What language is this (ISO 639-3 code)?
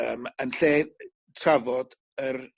cym